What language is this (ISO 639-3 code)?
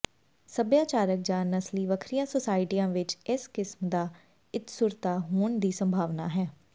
pan